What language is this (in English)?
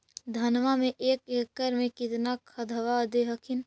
Magahi